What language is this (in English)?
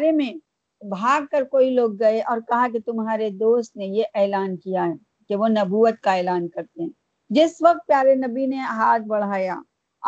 Urdu